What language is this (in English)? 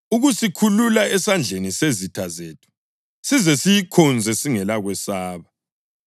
North Ndebele